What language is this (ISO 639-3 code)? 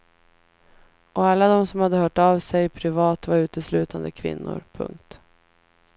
swe